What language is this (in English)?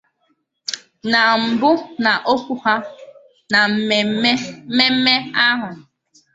Igbo